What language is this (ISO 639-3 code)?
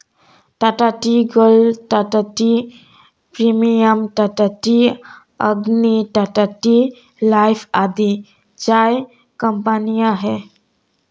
hin